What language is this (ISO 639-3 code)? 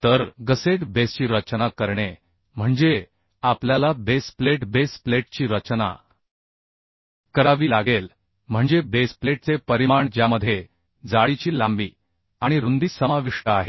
mar